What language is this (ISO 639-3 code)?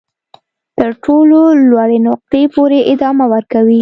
pus